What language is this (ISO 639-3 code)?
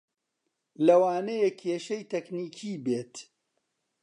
ckb